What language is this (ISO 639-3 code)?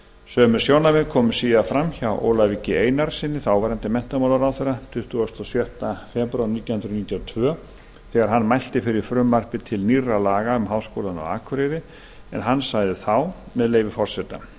isl